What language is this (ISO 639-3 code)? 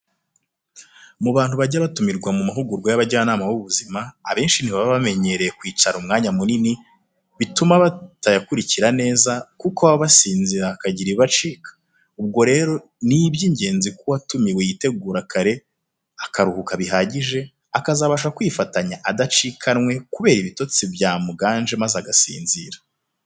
kin